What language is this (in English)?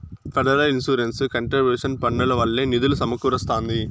Telugu